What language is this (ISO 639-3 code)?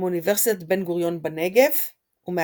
heb